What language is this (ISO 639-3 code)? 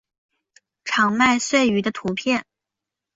zho